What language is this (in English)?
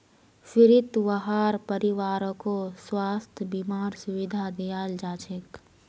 Magahi